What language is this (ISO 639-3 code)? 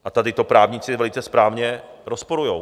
ces